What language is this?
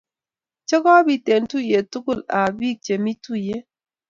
Kalenjin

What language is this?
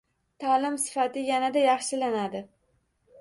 Uzbek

